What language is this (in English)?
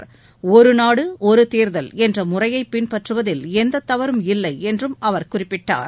Tamil